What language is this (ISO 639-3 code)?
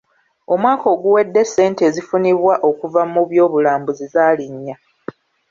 lug